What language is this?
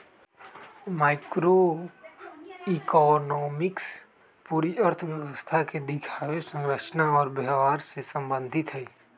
Magahi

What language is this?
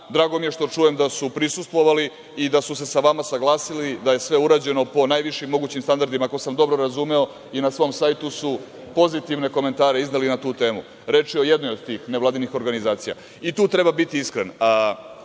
Serbian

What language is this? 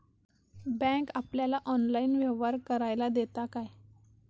Marathi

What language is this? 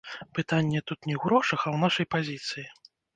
Belarusian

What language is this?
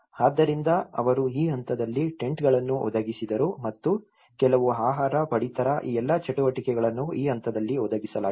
Kannada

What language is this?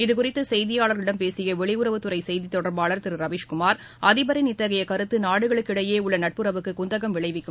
Tamil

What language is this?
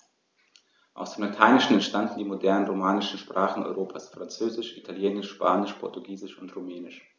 German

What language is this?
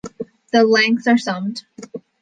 English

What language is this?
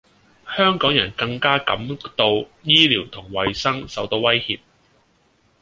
Cantonese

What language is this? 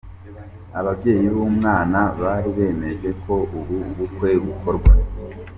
Kinyarwanda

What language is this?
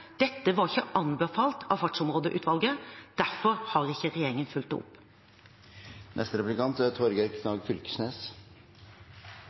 Norwegian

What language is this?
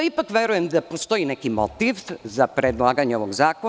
Serbian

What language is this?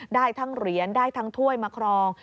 Thai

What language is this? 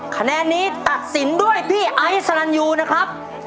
Thai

